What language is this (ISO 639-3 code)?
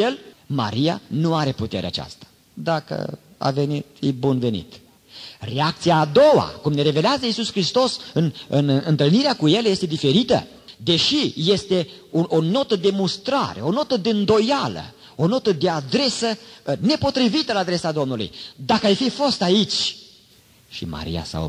ron